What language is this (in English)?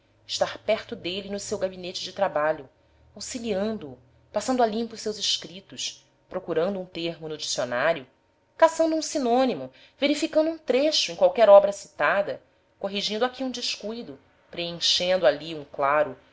Portuguese